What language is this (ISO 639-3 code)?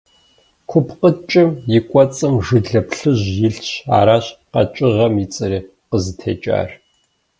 kbd